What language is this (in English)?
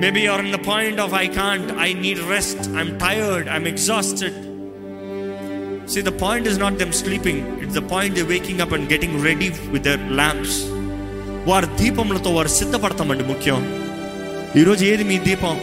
Telugu